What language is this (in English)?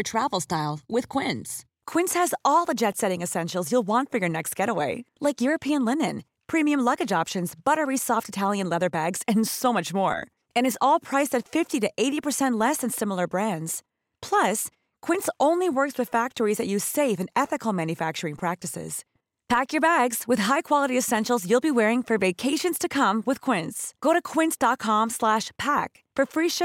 Filipino